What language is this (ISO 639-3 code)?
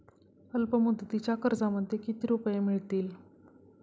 mar